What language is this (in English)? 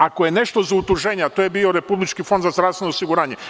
Serbian